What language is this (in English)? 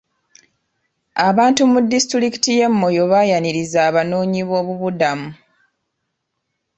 Ganda